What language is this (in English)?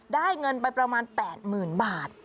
Thai